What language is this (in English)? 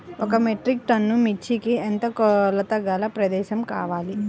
Telugu